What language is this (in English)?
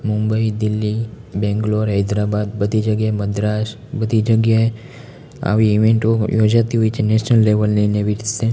Gujarati